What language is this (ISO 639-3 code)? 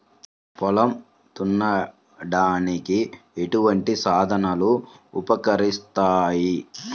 tel